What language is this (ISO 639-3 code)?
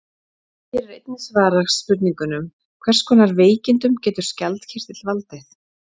isl